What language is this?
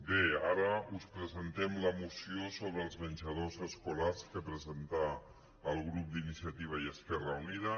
Catalan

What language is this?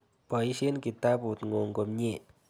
Kalenjin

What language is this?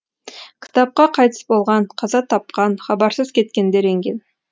Kazakh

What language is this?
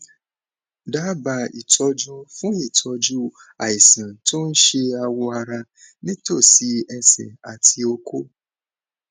Yoruba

